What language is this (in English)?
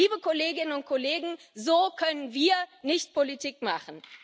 German